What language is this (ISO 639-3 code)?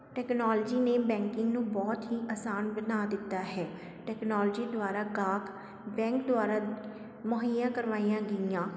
pan